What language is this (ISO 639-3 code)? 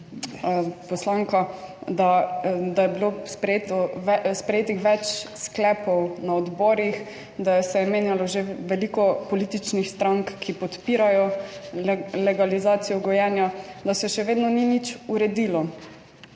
slv